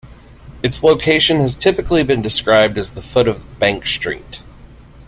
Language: English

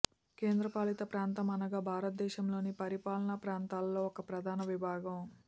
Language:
Telugu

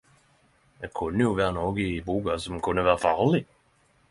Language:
Norwegian Nynorsk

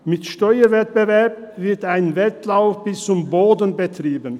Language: Swiss German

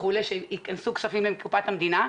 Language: Hebrew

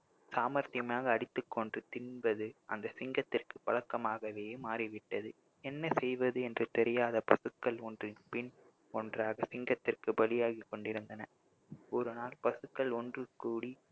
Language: Tamil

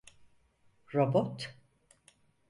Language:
Turkish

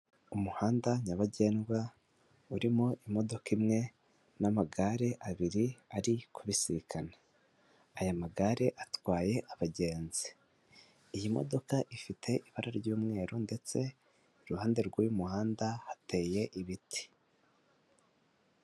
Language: Kinyarwanda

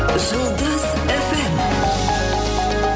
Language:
Kazakh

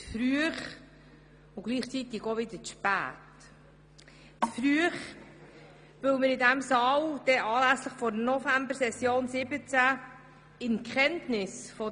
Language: Swiss German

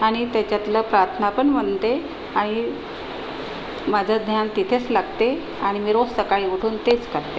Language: Marathi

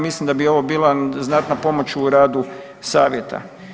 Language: Croatian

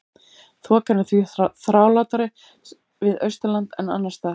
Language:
Icelandic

